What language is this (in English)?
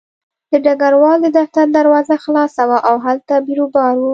Pashto